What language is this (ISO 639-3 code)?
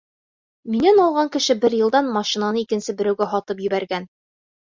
bak